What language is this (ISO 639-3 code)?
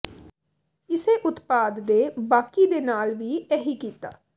pan